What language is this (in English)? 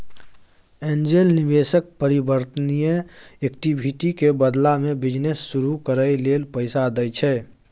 Maithili